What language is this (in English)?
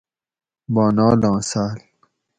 Gawri